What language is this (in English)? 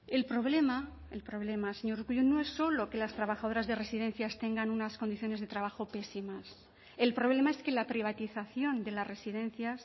Spanish